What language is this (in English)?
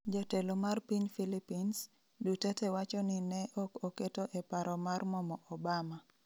Luo (Kenya and Tanzania)